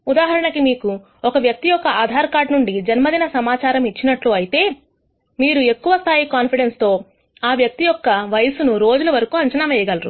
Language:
Telugu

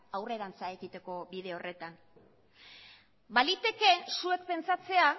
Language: Basque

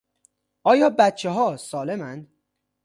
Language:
Persian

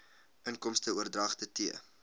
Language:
Afrikaans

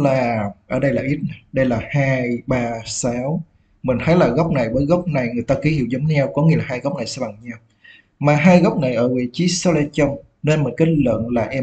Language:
Vietnamese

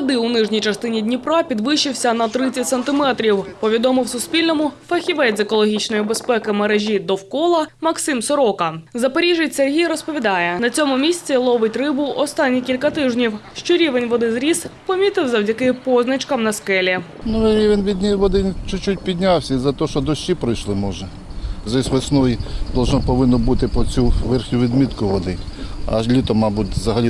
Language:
Ukrainian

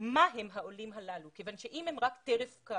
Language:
Hebrew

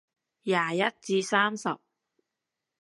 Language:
Cantonese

